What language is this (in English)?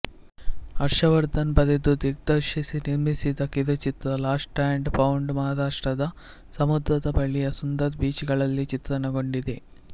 Kannada